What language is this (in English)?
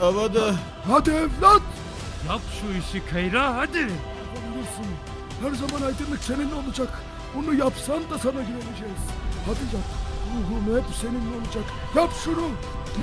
Turkish